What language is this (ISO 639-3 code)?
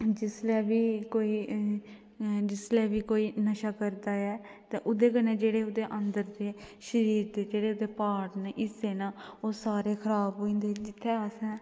doi